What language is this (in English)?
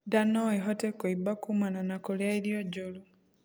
Kikuyu